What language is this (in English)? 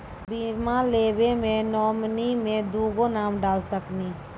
Maithili